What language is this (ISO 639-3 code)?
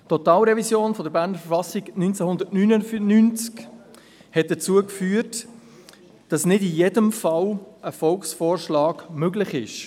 gsw